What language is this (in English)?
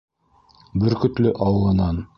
Bashkir